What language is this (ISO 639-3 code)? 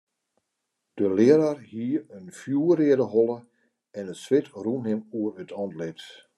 fry